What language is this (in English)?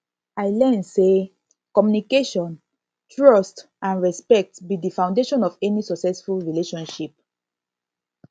Nigerian Pidgin